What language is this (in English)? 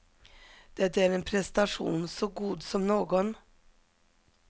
Swedish